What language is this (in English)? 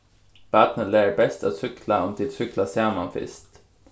Faroese